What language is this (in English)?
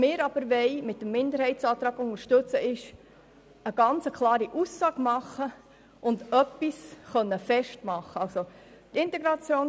Swiss German